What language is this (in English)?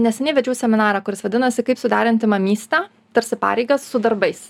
Lithuanian